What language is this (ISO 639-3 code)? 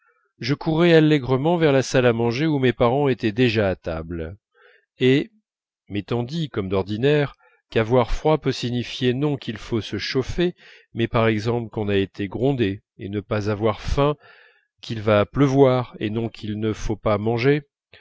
fra